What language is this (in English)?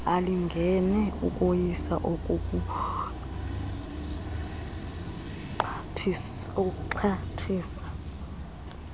Xhosa